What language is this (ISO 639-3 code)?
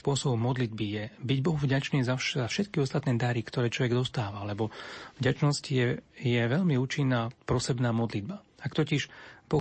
slk